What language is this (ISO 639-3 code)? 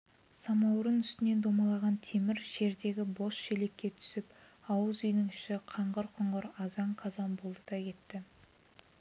kaz